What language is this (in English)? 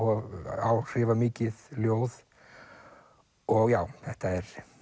Icelandic